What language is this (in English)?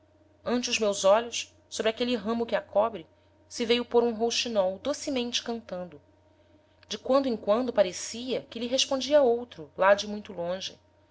Portuguese